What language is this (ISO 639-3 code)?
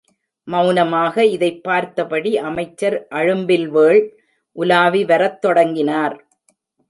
tam